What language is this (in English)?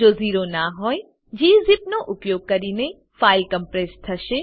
Gujarati